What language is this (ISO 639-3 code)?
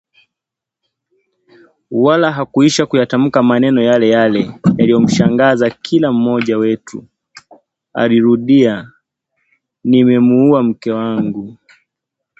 swa